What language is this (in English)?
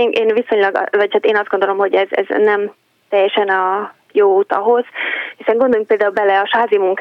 Hungarian